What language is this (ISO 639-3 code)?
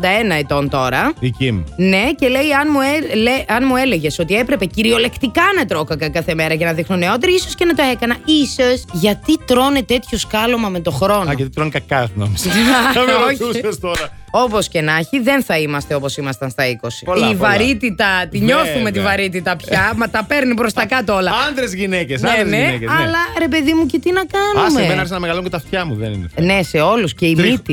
ell